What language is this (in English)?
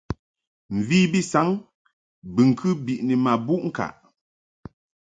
Mungaka